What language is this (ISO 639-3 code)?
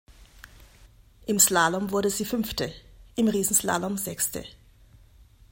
deu